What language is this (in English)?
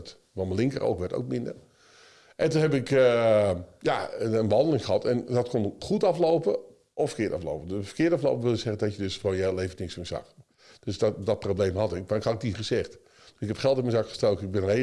Dutch